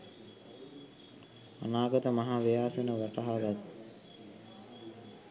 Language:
Sinhala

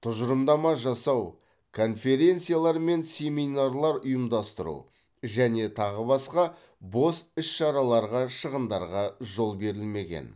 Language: Kazakh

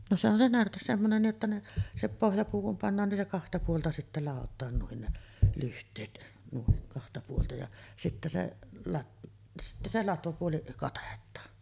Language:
Finnish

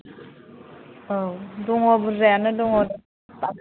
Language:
Bodo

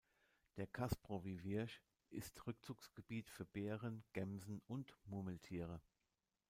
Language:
German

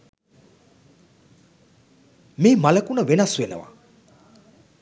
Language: Sinhala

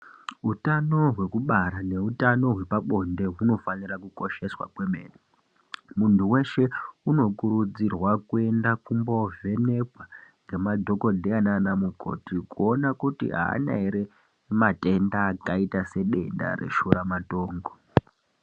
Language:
Ndau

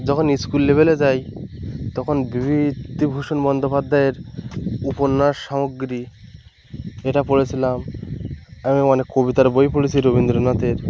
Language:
Bangla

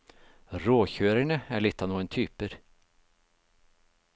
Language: Norwegian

